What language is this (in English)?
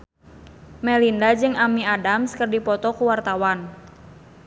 Sundanese